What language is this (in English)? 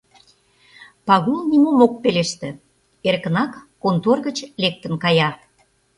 Mari